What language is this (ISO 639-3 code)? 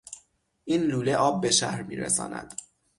fas